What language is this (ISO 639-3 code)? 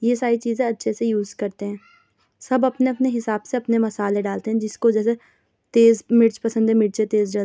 urd